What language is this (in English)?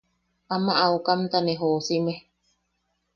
Yaqui